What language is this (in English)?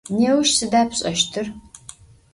Adyghe